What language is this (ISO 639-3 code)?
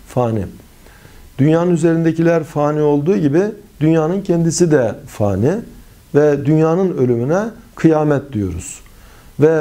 tur